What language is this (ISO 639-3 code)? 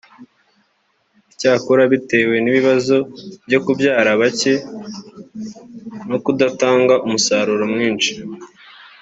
kin